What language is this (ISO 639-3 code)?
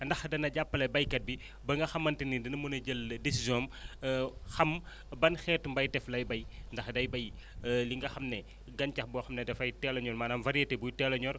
wol